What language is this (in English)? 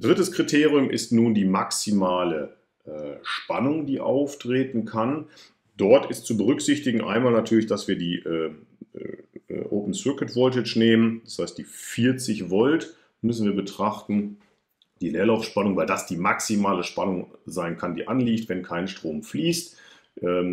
German